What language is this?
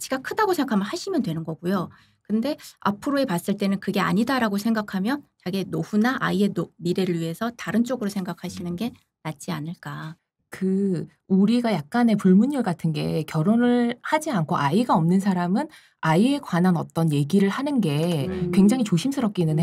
Korean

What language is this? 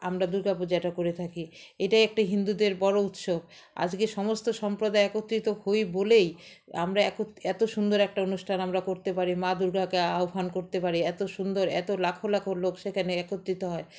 Bangla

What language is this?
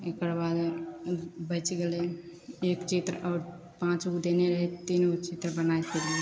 Maithili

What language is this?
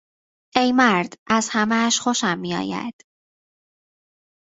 Persian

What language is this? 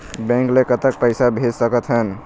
Chhattisgarhi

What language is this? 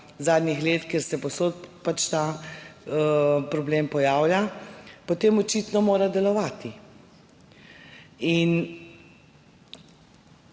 Slovenian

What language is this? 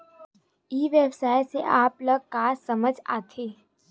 Chhattisgarhi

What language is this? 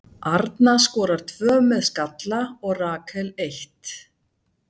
Icelandic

